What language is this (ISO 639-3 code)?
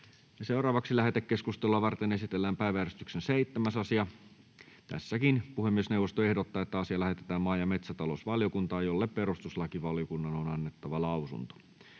fin